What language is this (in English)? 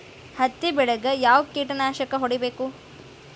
Kannada